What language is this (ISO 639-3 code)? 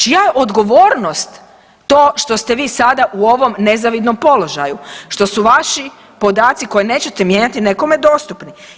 hrv